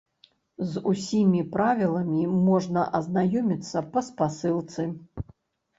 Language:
Belarusian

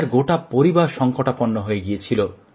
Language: Bangla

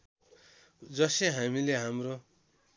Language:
Nepali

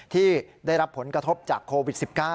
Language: Thai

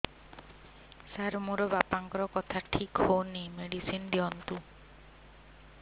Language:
Odia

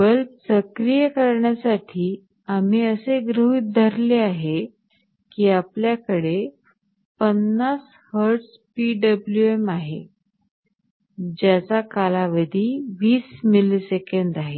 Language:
Marathi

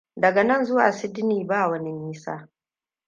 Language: Hausa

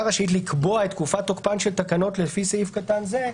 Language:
Hebrew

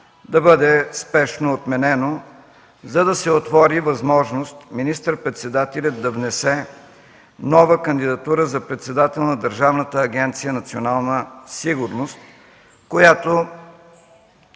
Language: Bulgarian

